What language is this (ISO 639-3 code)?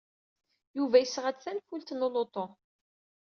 kab